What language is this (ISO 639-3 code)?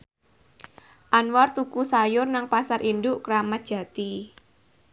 jav